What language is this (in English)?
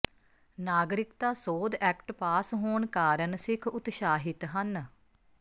Punjabi